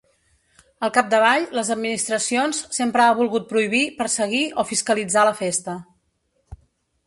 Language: Catalan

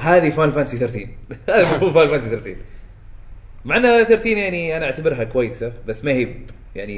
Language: Arabic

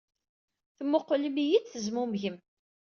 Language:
Kabyle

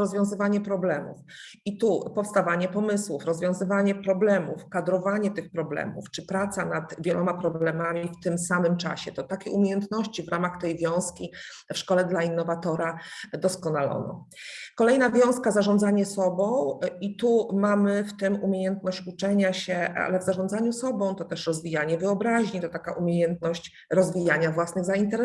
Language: Polish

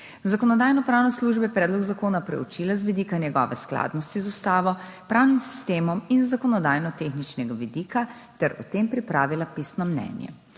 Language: Slovenian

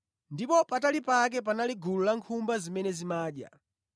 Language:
Nyanja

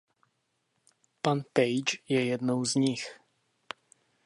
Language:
Czech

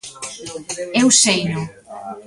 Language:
Galician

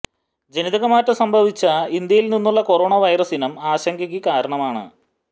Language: Malayalam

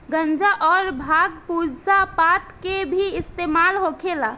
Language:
Bhojpuri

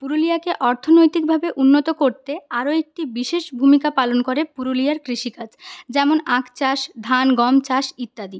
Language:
Bangla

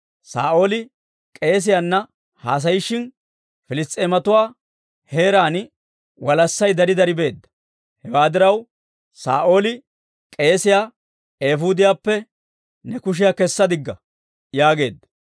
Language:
Dawro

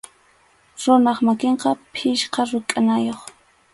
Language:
Arequipa-La Unión Quechua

